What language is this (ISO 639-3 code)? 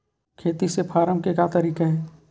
hne